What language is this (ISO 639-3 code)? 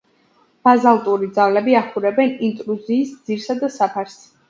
kat